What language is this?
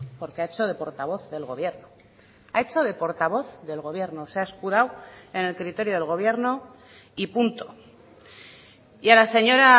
Spanish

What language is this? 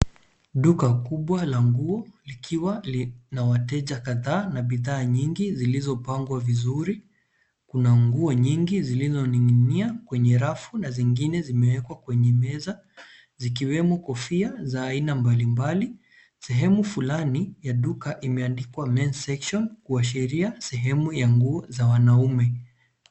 Swahili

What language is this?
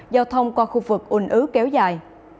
Vietnamese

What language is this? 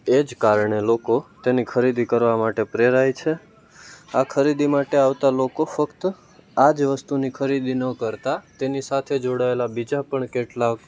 Gujarati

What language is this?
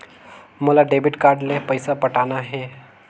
Chhattisgarhi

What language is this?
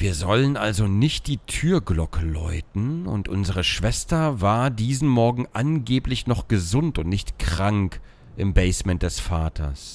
German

